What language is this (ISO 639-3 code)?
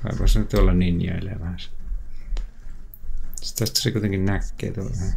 fin